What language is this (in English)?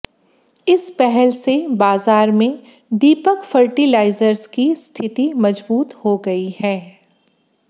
Hindi